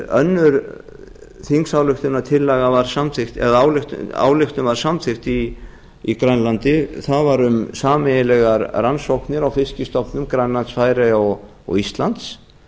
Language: Icelandic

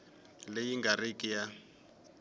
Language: Tsonga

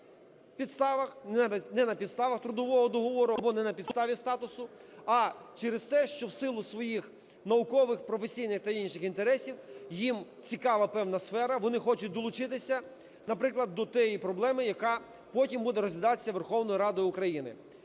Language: Ukrainian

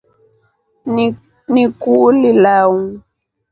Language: Rombo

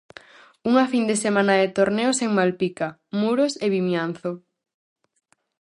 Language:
Galician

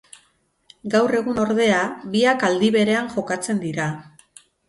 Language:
Basque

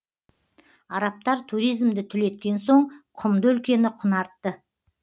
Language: Kazakh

